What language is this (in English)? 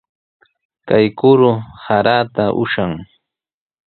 Sihuas Ancash Quechua